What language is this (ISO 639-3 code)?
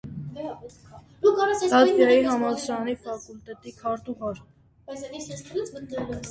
hye